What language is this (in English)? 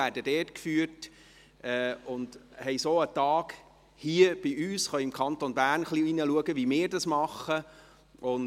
Swiss German